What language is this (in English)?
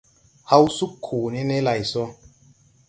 Tupuri